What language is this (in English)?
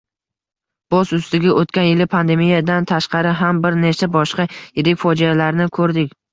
Uzbek